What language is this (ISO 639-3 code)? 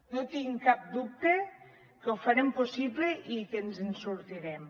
cat